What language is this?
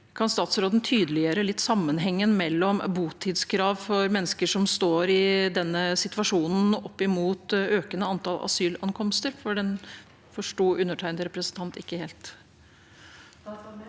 Norwegian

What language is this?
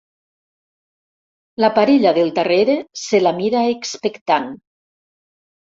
Catalan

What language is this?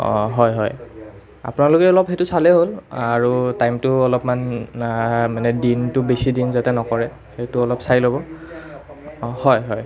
Assamese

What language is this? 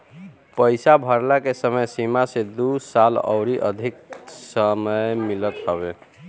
Bhojpuri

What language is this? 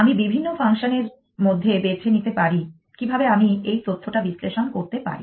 Bangla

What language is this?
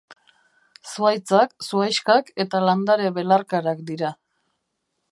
Basque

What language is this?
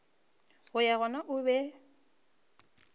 Northern Sotho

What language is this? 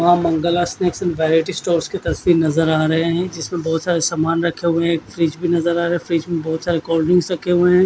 Hindi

